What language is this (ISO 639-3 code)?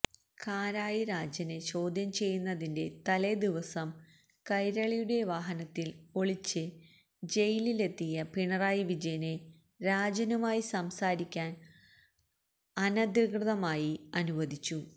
mal